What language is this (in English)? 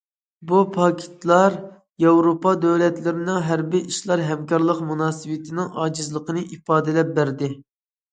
Uyghur